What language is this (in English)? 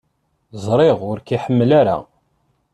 Kabyle